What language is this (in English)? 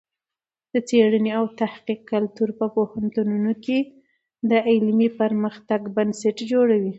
Pashto